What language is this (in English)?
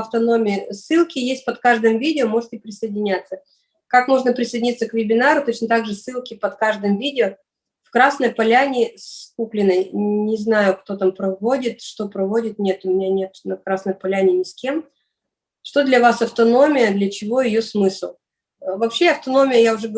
Russian